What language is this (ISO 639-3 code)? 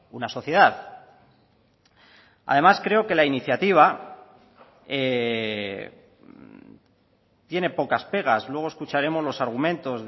spa